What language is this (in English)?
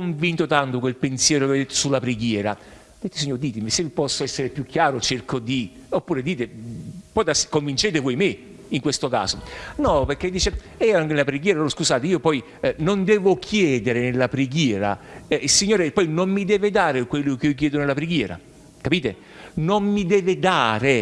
Italian